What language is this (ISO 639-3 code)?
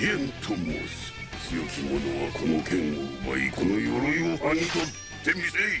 jpn